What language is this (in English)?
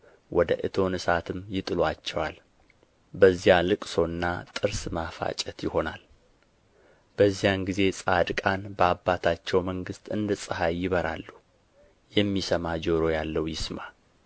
Amharic